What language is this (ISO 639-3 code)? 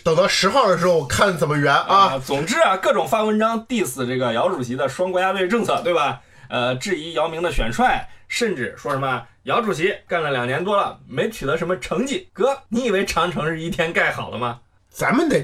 zho